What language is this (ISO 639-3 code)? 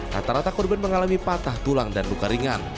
ind